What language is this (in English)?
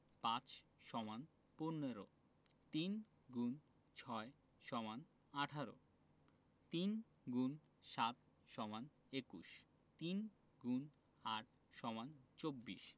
Bangla